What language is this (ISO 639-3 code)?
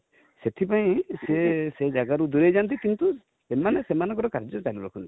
ori